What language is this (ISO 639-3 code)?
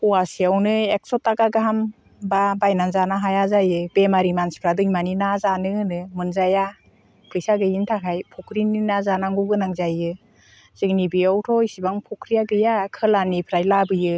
brx